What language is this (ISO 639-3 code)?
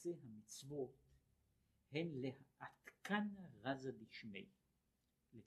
heb